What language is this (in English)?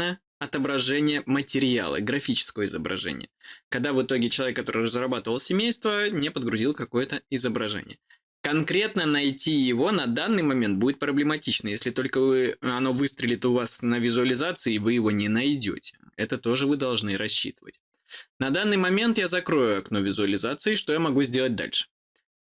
Russian